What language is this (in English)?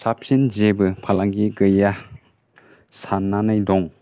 Bodo